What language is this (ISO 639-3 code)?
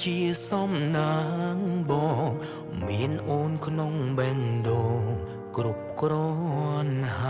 vie